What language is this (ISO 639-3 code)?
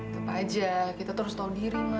ind